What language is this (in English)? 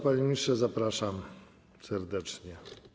Polish